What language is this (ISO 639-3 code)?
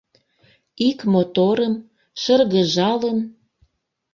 chm